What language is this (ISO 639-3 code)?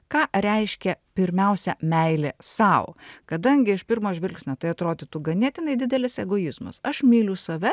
lit